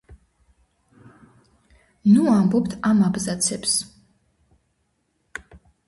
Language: Georgian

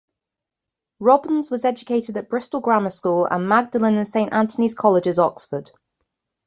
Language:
English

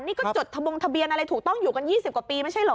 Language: Thai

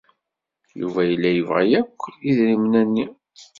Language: Kabyle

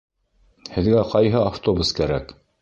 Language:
Bashkir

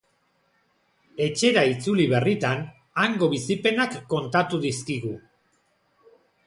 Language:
Basque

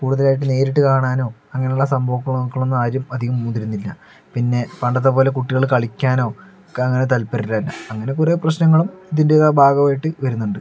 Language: Malayalam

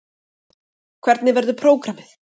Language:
Icelandic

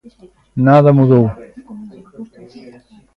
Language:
Galician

